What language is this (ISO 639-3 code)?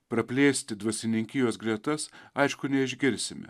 lit